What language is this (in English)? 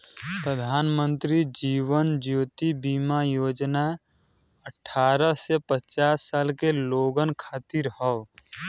Bhojpuri